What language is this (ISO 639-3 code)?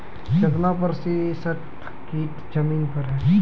mai